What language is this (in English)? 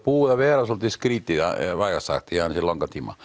Icelandic